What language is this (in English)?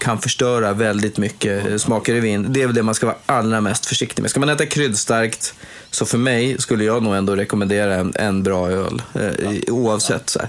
Swedish